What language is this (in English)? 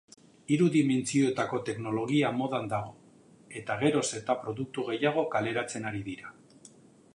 Basque